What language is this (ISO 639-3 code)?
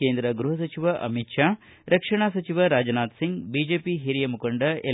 kan